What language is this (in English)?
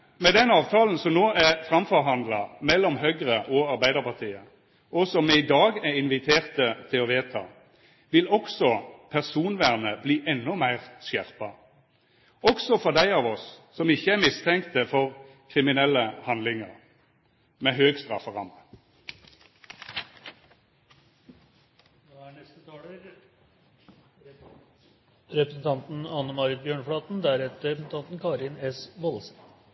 Norwegian